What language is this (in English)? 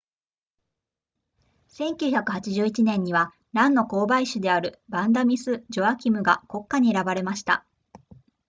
Japanese